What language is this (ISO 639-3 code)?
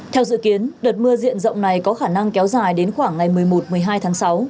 vie